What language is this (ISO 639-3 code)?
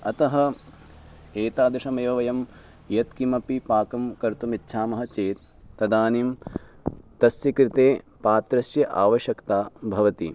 san